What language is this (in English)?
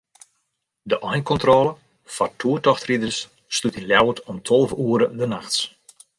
Western Frisian